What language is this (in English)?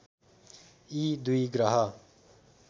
Nepali